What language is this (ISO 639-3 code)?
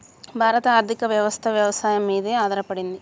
tel